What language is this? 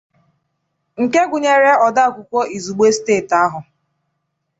Igbo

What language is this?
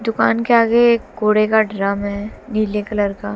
Hindi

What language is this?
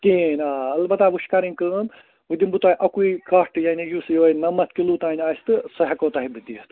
Kashmiri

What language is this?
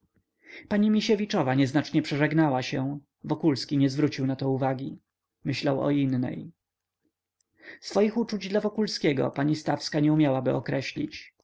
Polish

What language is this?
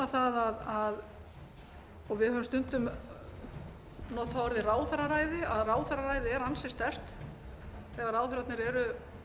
Icelandic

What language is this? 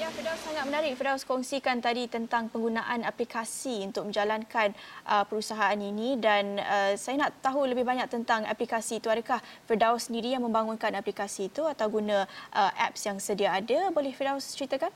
Malay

